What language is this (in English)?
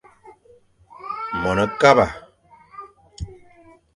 Fang